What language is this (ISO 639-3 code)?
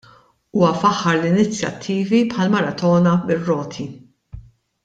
mlt